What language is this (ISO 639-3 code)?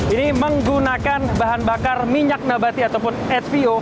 ind